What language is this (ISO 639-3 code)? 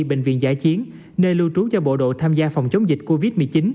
vie